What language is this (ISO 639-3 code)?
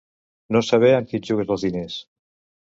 cat